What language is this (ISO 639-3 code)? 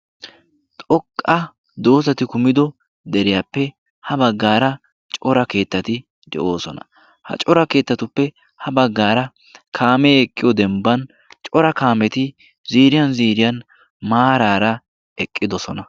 wal